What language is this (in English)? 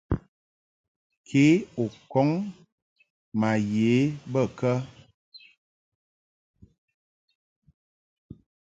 Mungaka